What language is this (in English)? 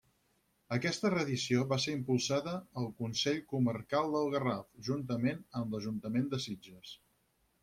Catalan